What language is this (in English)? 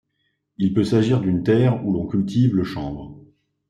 French